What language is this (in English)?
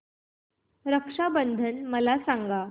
Marathi